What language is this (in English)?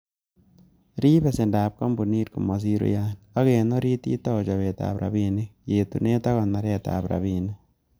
Kalenjin